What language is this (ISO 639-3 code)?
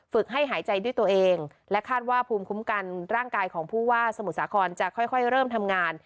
tha